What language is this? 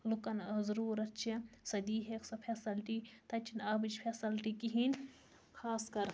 Kashmiri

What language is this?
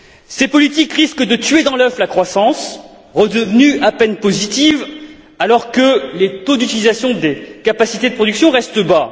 French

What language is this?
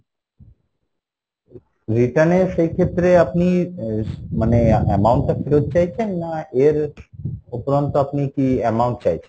Bangla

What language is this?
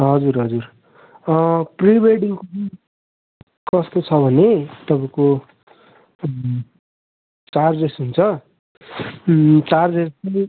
Nepali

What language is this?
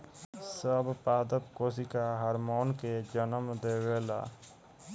Bhojpuri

